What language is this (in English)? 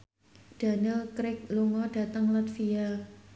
Javanese